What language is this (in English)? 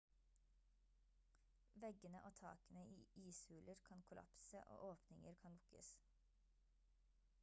Norwegian Bokmål